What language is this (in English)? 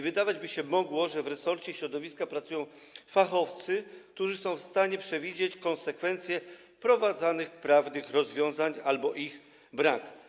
Polish